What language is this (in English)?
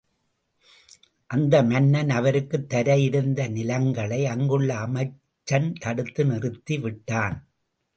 Tamil